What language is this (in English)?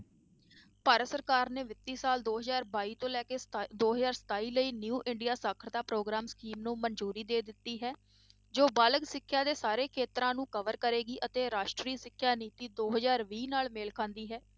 Punjabi